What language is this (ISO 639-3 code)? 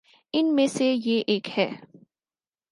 urd